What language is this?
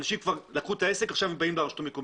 Hebrew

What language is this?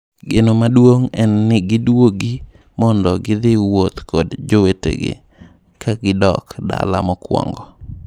Luo (Kenya and Tanzania)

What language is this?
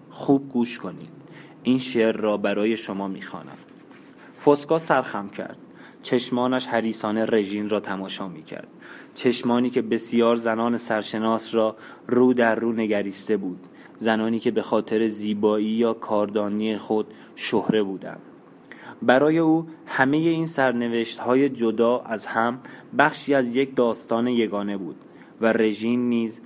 Persian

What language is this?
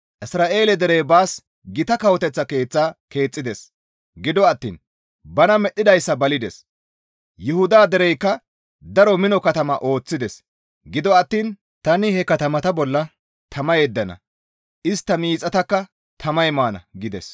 Gamo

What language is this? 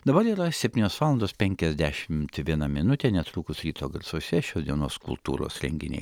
Lithuanian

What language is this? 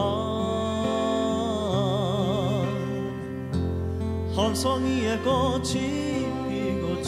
Korean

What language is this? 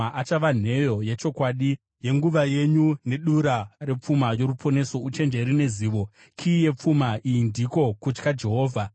Shona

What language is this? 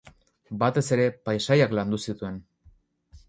Basque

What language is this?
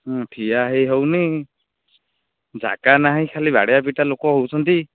Odia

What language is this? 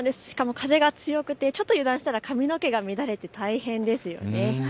Japanese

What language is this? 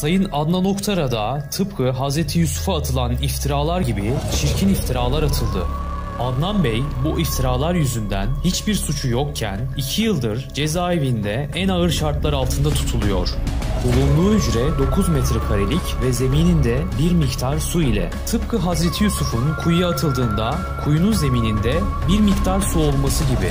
Turkish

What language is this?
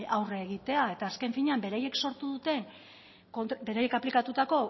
Basque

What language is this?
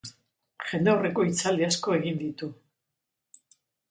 Basque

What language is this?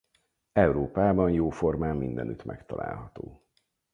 Hungarian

